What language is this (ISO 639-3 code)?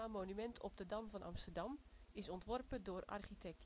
nld